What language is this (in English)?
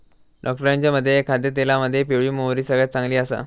Marathi